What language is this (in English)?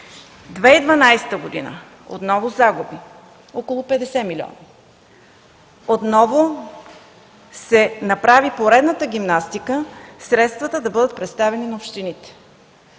Bulgarian